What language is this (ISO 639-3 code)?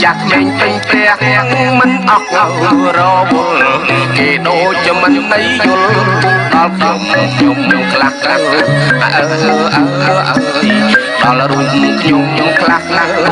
khm